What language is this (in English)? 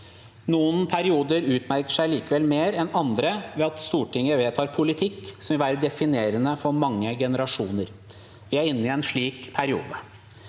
Norwegian